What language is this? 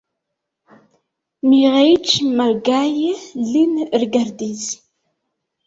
Esperanto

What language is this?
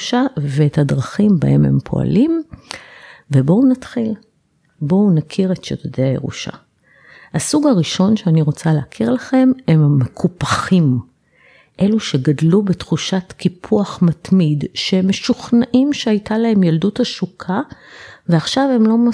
Hebrew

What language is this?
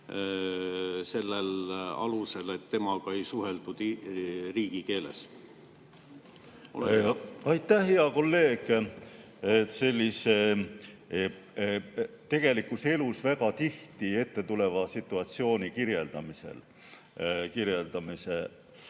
Estonian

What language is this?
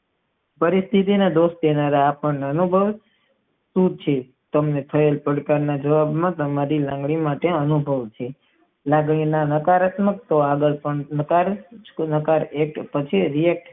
Gujarati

